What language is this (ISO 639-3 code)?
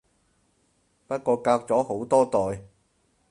yue